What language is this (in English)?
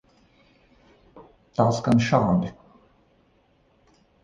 Latvian